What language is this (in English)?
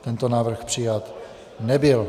Czech